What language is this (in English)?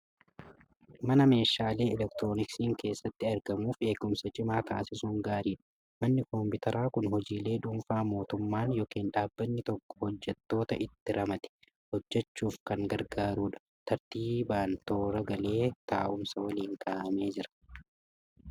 Oromo